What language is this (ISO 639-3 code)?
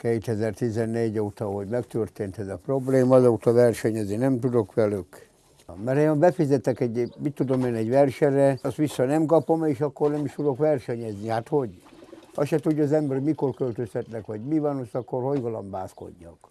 hun